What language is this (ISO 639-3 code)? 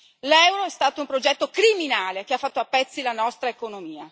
ita